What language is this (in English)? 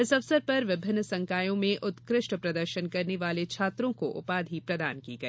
Hindi